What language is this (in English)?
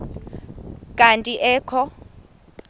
Xhosa